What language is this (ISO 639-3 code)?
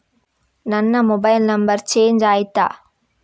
kan